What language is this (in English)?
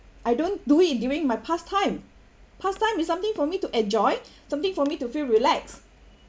English